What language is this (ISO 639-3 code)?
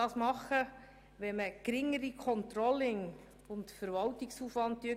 gsw